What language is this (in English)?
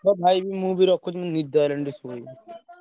Odia